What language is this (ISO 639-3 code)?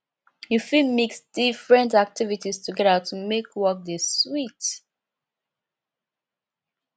pcm